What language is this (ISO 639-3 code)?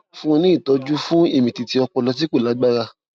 yor